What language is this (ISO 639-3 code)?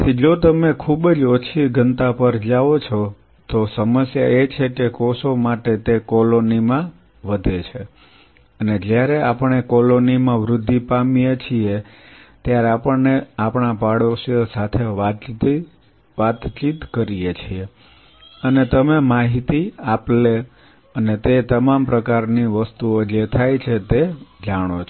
guj